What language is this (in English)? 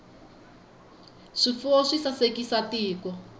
Tsonga